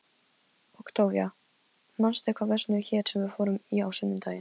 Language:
Icelandic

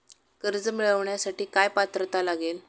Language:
Marathi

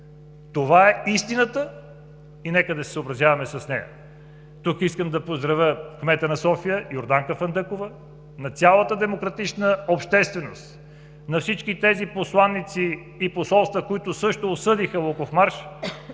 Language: Bulgarian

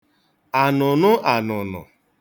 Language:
Igbo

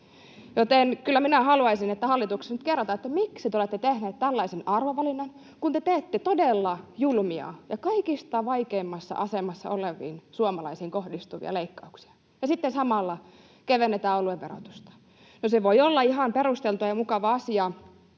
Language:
Finnish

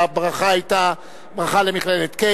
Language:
Hebrew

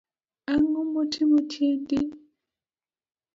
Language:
Luo (Kenya and Tanzania)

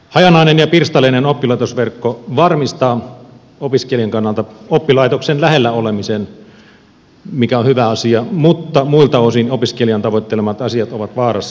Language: Finnish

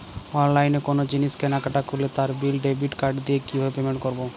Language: Bangla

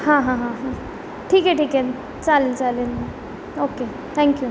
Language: Marathi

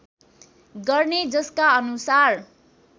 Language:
Nepali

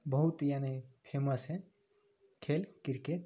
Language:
Maithili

